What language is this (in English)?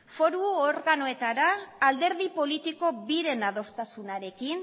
Basque